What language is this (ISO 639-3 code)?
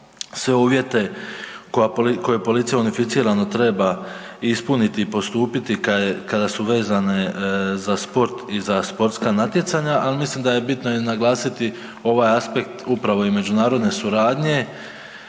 hrv